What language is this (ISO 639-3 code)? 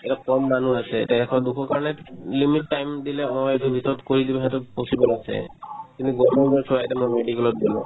asm